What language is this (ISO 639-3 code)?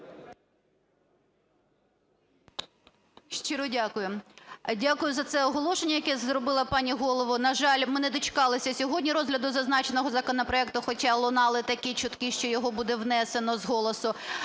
ukr